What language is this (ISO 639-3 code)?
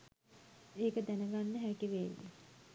sin